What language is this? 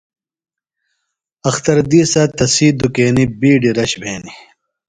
Phalura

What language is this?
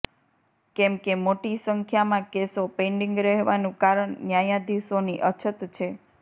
Gujarati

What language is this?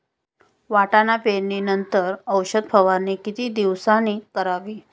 Marathi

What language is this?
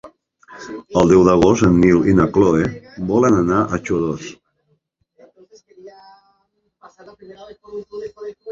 Catalan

